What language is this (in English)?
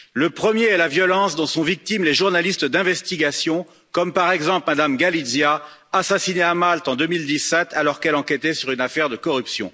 French